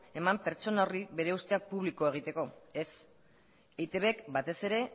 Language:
Basque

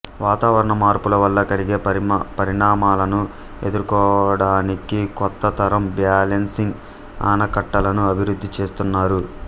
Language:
Telugu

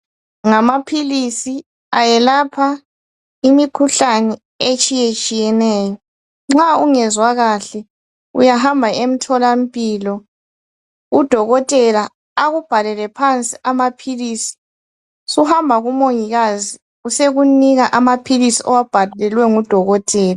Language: North Ndebele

